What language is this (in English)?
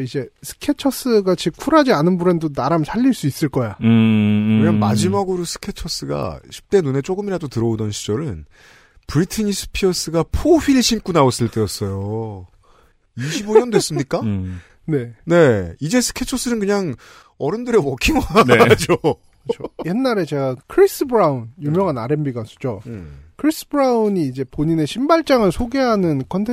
Korean